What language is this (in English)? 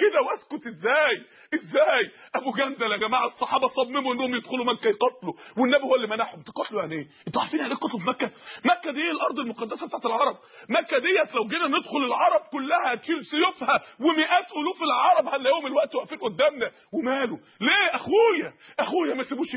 Arabic